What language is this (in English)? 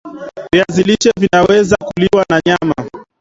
Swahili